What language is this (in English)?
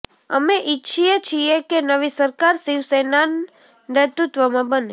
Gujarati